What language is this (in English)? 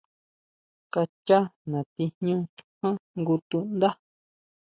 Huautla Mazatec